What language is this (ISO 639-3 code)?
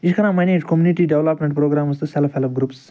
kas